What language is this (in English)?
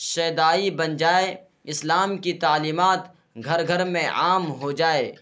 Urdu